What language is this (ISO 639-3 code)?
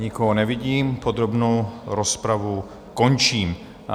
ces